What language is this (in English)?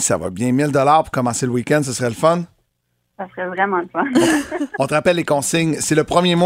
French